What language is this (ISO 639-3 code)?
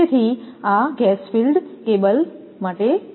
guj